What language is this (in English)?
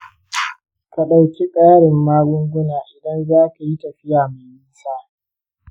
Hausa